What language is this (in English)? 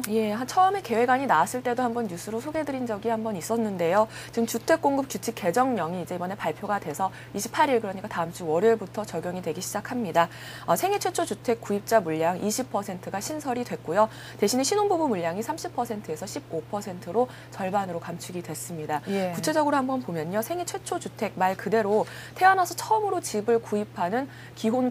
Korean